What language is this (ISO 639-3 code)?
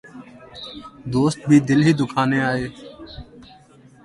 urd